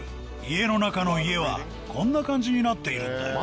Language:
Japanese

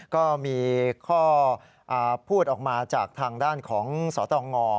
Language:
Thai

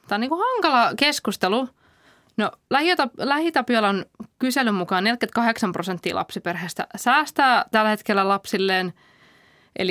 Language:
Finnish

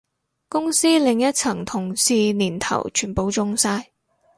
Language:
Cantonese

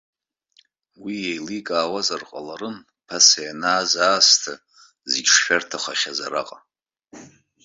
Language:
Abkhazian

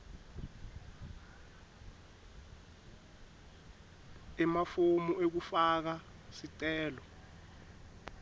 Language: Swati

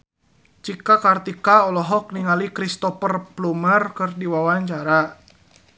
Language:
Sundanese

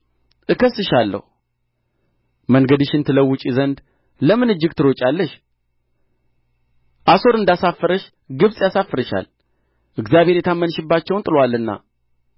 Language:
Amharic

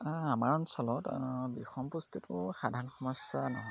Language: Assamese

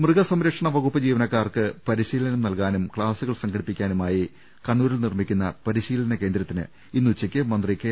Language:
Malayalam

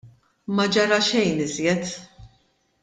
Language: Maltese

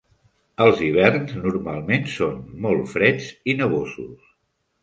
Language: Catalan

